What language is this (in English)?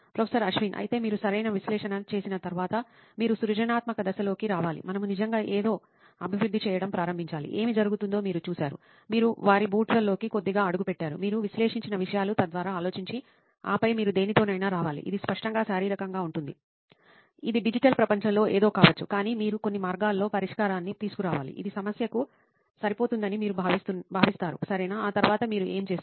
Telugu